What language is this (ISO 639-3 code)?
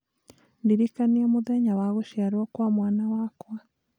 kik